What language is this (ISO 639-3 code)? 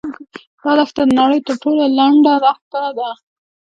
pus